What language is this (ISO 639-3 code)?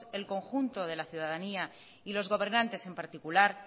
spa